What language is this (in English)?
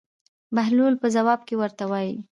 Pashto